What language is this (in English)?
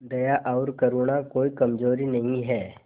Hindi